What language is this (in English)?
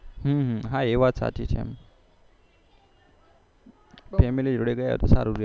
Gujarati